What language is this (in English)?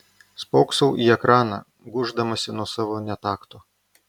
Lithuanian